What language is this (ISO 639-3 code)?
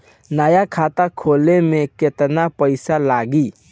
bho